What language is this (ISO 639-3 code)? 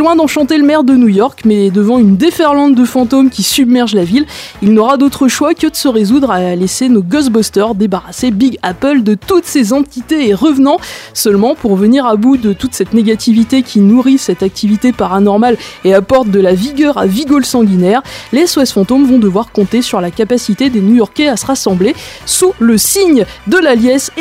fra